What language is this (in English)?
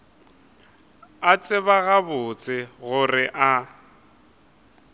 Northern Sotho